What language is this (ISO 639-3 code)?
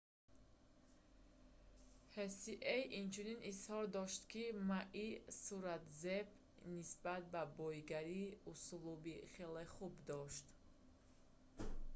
tgk